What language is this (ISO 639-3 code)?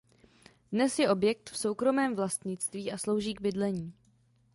ces